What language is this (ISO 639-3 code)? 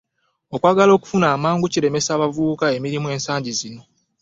lug